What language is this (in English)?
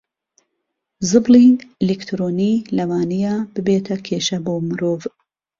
Central Kurdish